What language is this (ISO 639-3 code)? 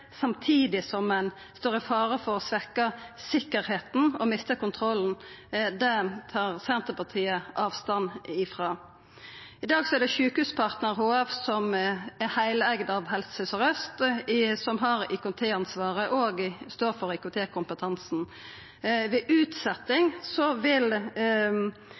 nno